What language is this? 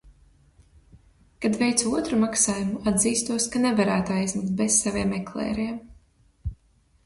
Latvian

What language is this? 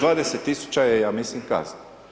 Croatian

